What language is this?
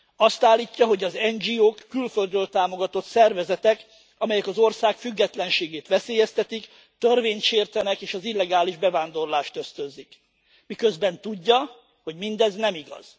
Hungarian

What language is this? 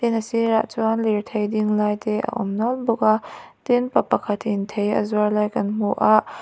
Mizo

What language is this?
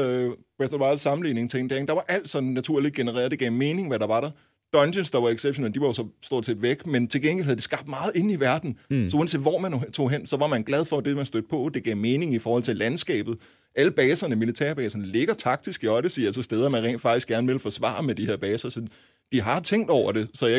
Danish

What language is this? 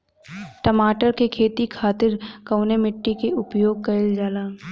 Bhojpuri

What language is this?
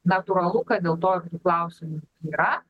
Lithuanian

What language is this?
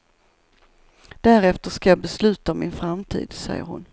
Swedish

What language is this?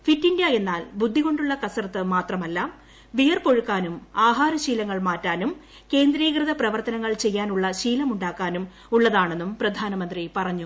Malayalam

